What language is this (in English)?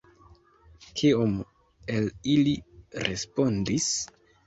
Esperanto